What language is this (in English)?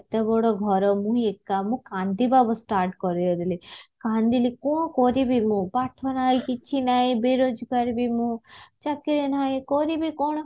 Odia